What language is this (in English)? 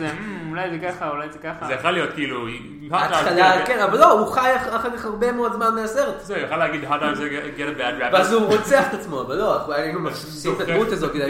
Hebrew